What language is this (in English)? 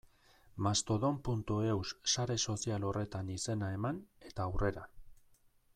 Basque